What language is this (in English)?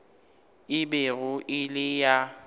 Northern Sotho